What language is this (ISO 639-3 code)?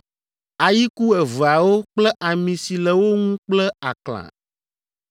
ewe